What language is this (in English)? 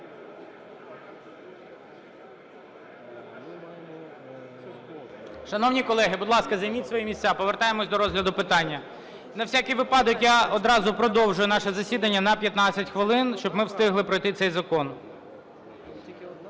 Ukrainian